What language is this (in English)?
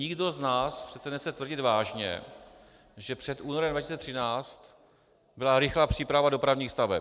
Czech